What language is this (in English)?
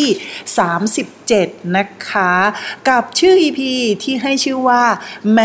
Thai